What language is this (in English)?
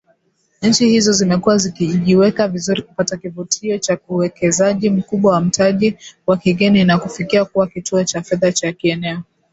Swahili